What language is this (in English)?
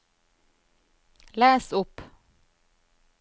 Norwegian